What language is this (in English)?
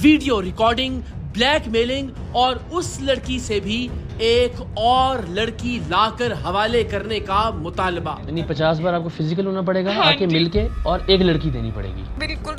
Hindi